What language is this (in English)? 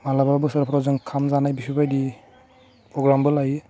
Bodo